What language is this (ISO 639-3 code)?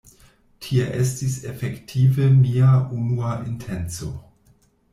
epo